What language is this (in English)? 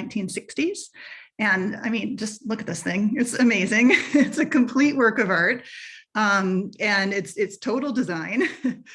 English